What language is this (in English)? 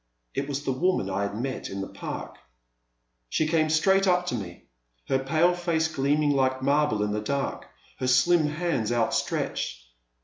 English